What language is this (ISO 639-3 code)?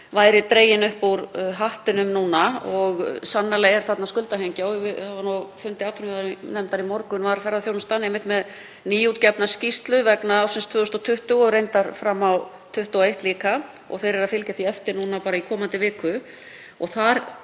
isl